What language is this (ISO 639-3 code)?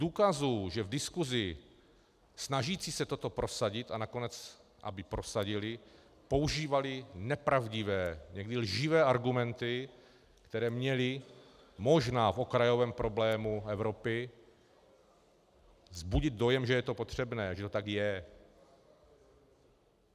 ces